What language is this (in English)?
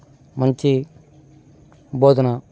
Telugu